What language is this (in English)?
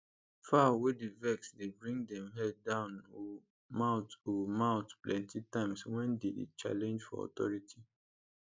Nigerian Pidgin